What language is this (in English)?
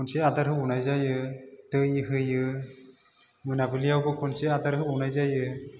Bodo